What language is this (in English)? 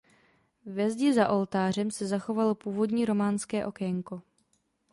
Czech